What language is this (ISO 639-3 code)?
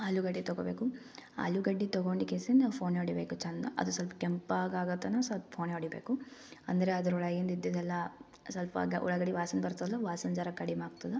kan